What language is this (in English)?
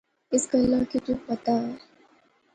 Pahari-Potwari